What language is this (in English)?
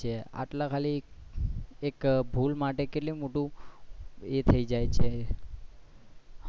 Gujarati